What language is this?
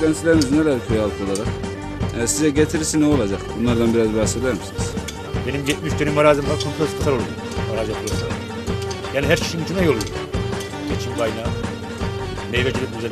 Turkish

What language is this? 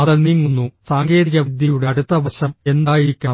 Malayalam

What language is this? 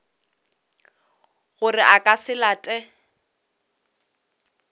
Northern Sotho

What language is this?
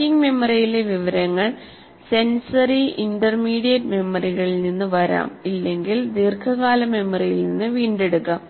Malayalam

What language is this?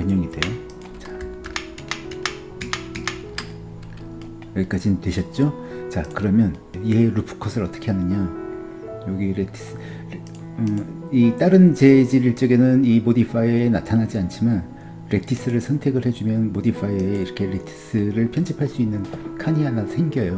Korean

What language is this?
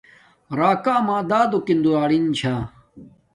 Domaaki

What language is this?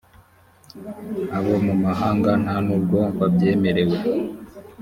Kinyarwanda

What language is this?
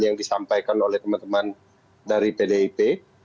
Indonesian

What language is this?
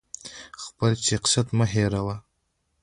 Pashto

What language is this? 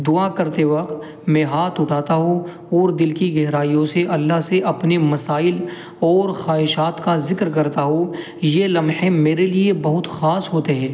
Urdu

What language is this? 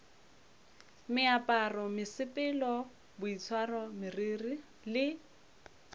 Northern Sotho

